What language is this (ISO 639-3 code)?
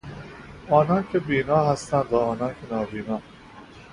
fas